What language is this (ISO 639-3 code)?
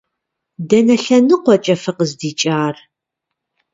kbd